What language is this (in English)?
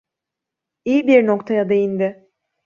Turkish